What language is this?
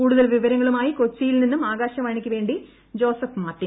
Malayalam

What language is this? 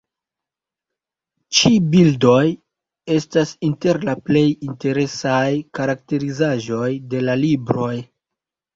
Esperanto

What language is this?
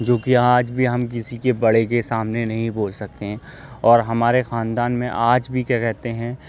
Urdu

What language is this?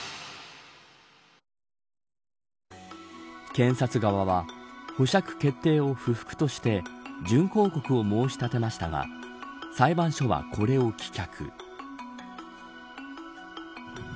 Japanese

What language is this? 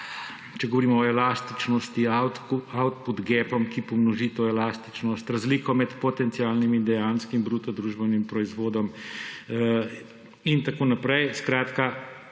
Slovenian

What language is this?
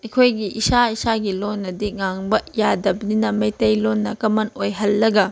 Manipuri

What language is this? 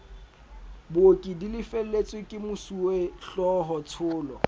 Southern Sotho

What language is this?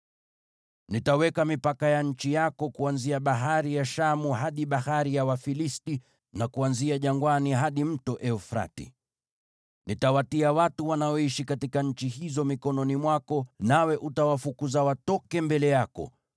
Swahili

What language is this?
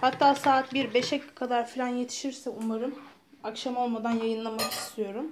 Turkish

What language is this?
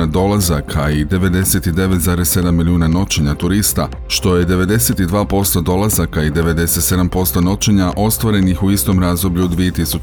Croatian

